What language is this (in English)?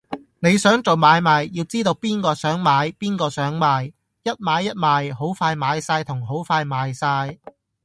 Cantonese